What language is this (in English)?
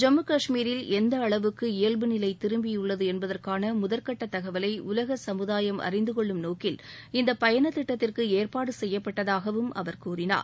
Tamil